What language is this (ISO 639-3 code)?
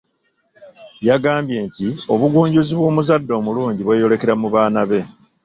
lug